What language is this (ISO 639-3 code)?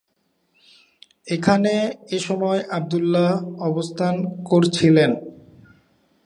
ben